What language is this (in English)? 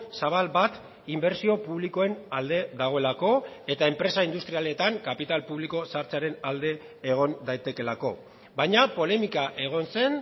Basque